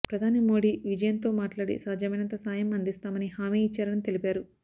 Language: Telugu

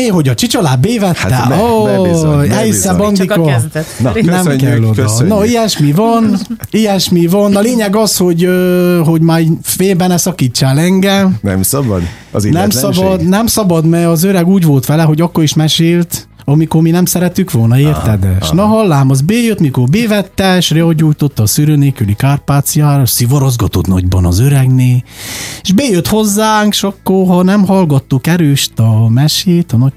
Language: Hungarian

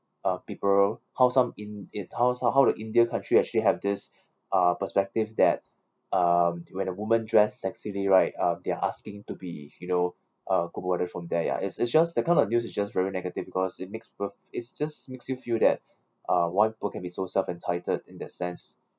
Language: English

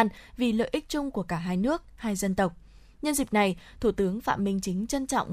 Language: Vietnamese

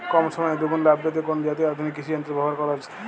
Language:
Bangla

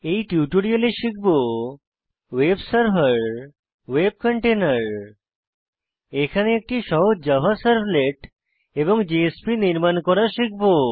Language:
Bangla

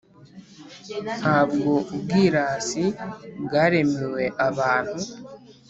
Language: Kinyarwanda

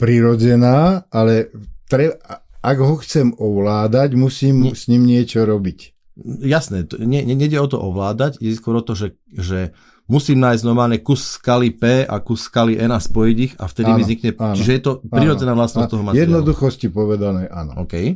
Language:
Slovak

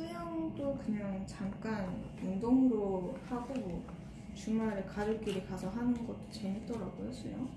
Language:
Korean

